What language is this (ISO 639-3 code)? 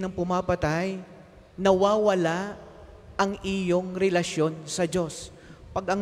fil